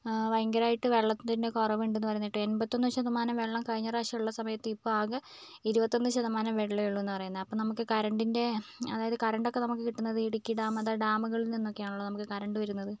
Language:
Malayalam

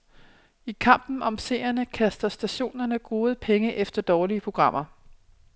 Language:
Danish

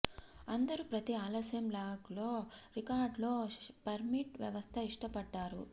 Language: Telugu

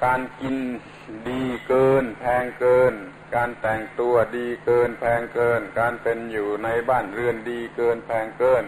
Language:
Thai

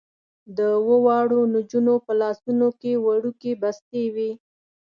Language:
Pashto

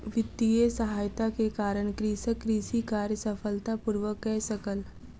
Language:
Maithili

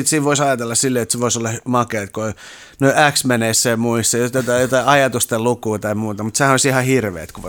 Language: Finnish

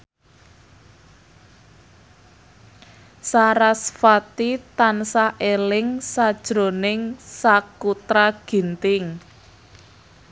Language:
Javanese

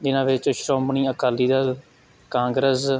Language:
Punjabi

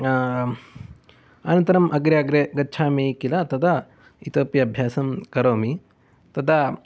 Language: Sanskrit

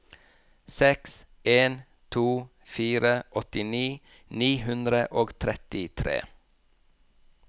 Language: Norwegian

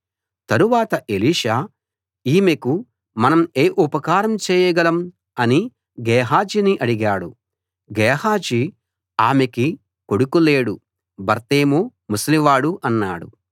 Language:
Telugu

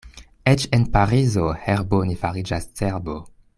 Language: Esperanto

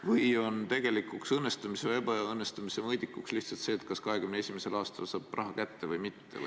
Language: Estonian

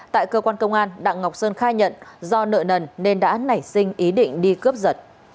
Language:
Vietnamese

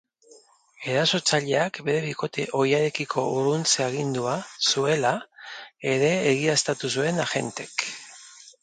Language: Basque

